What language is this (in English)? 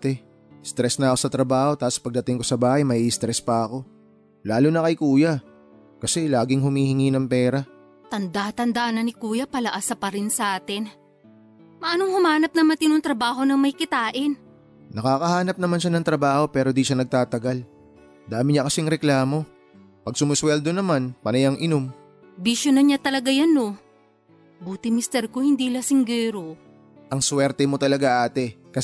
Filipino